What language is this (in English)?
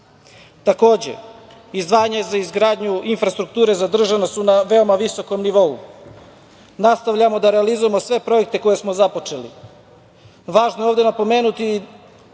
Serbian